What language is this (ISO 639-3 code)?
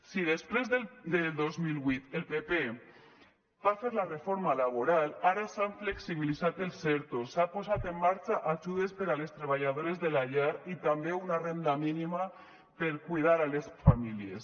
cat